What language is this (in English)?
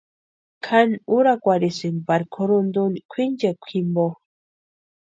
Western Highland Purepecha